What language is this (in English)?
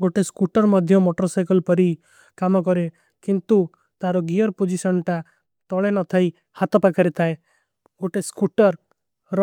Kui (India)